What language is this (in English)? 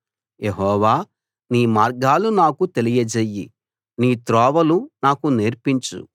Telugu